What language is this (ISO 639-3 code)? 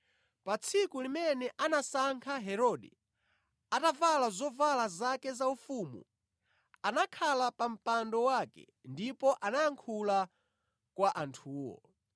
nya